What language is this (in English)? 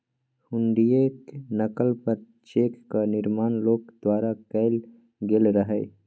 Maithili